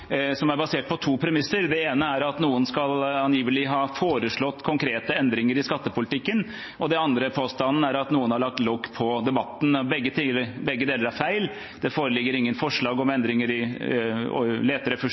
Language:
Norwegian Bokmål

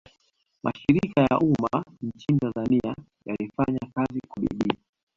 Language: Swahili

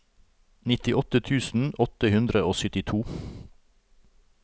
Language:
Norwegian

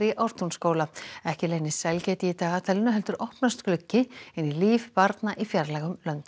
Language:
Icelandic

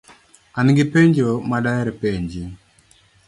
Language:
Luo (Kenya and Tanzania)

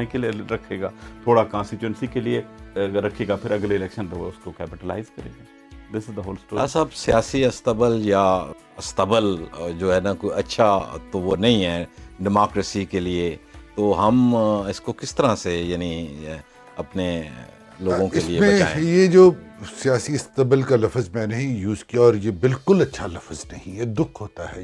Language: Urdu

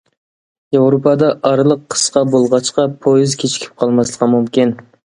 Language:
Uyghur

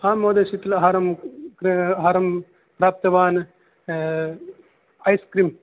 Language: Sanskrit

